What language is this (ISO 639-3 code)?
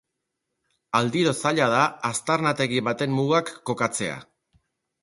eus